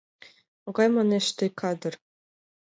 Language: Mari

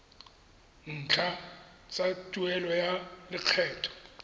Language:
Tswana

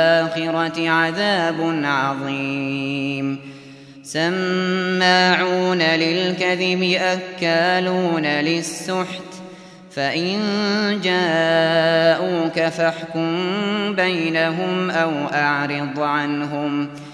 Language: Arabic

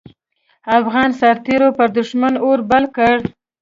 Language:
Pashto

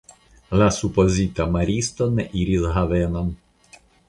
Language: Esperanto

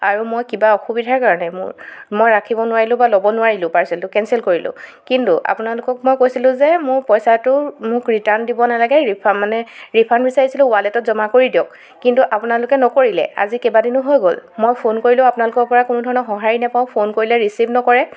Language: Assamese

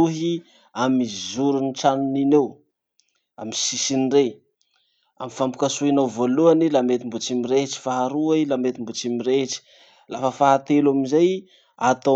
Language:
Masikoro Malagasy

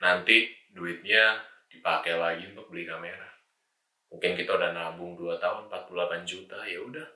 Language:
Indonesian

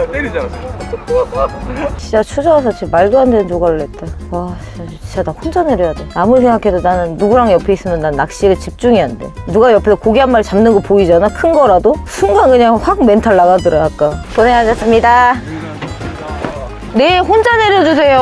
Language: Korean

